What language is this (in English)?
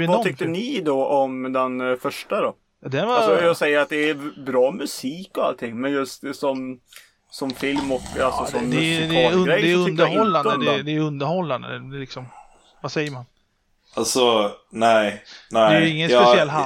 Swedish